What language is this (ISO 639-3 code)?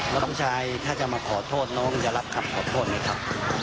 tha